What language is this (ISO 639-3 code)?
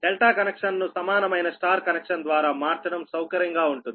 tel